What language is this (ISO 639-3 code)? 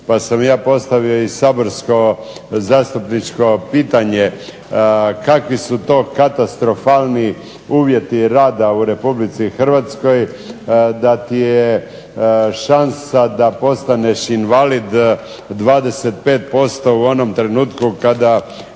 hrv